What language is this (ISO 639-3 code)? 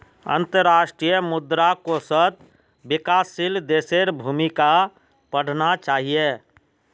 mag